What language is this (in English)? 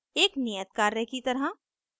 Hindi